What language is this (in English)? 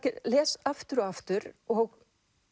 Icelandic